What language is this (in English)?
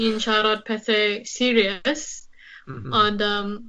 Welsh